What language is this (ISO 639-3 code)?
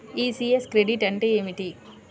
tel